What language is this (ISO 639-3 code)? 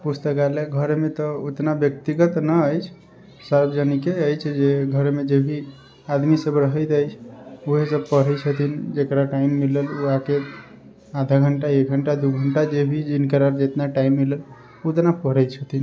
mai